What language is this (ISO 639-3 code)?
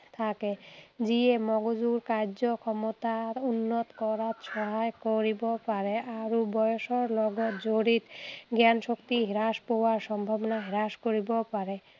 asm